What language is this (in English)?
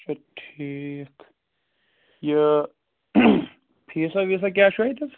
Kashmiri